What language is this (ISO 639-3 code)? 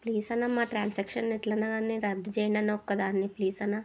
tel